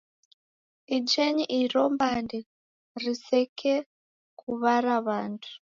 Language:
Taita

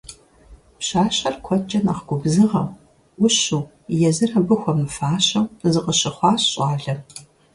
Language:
Kabardian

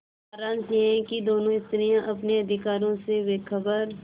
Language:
Hindi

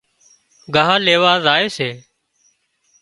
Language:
Wadiyara Koli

